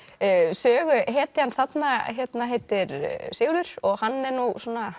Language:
Icelandic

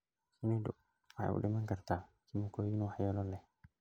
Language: Somali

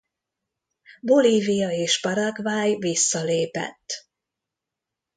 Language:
Hungarian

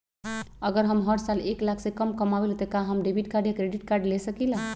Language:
Magahi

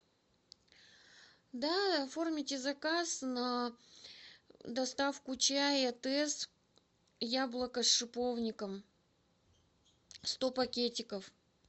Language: Russian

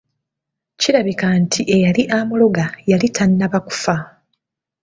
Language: Ganda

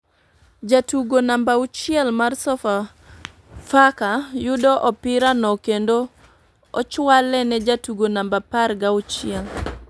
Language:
Luo (Kenya and Tanzania)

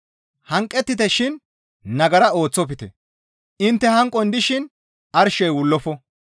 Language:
Gamo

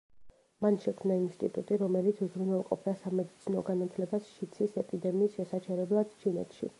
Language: Georgian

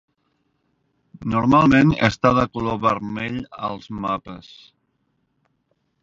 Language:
Catalan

